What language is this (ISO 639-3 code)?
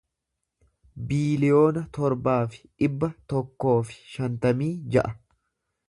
orm